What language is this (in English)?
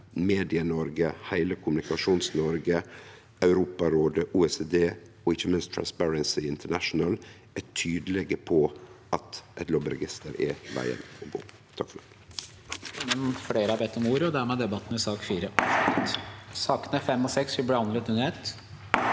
Norwegian